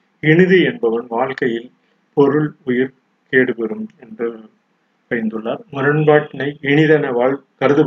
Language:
Tamil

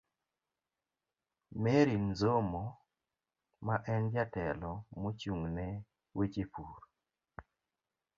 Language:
Luo (Kenya and Tanzania)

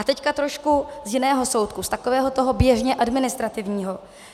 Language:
Czech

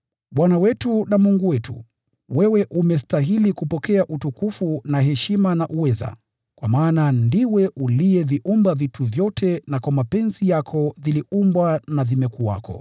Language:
Swahili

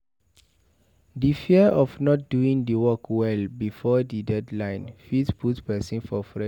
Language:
Nigerian Pidgin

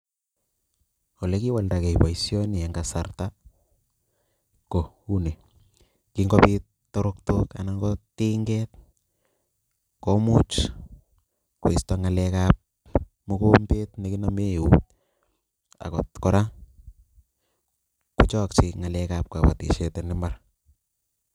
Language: Kalenjin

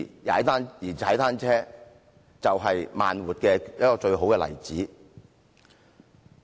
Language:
Cantonese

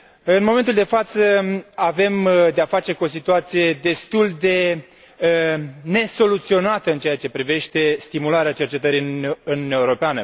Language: Romanian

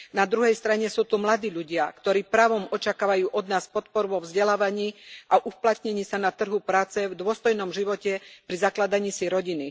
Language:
Slovak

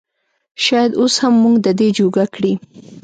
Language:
Pashto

